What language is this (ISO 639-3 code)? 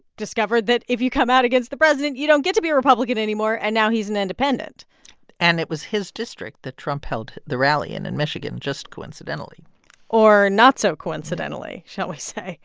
eng